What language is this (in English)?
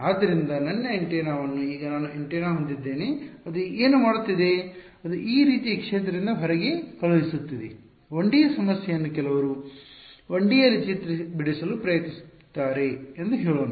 Kannada